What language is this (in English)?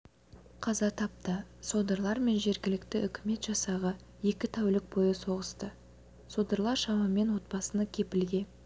Kazakh